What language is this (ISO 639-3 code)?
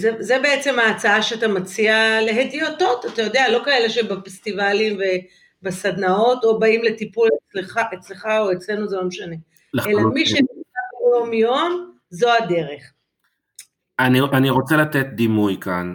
heb